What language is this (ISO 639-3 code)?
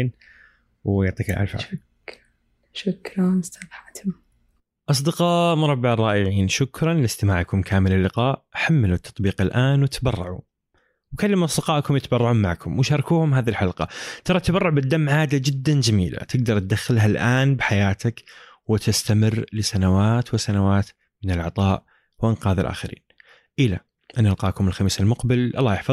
ara